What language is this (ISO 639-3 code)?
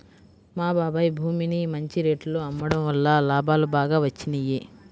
tel